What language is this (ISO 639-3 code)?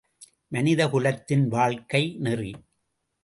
tam